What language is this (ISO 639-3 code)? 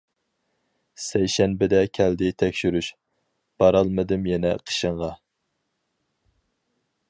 uig